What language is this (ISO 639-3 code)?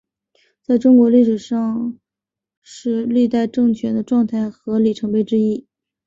zho